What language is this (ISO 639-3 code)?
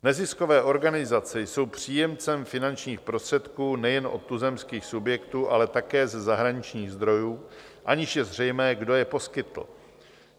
ces